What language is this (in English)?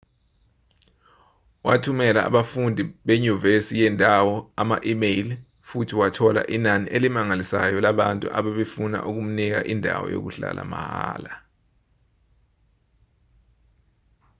Zulu